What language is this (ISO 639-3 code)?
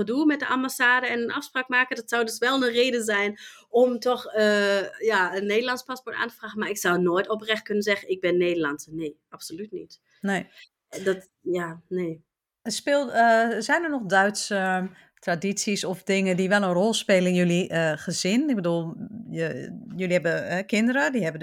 nld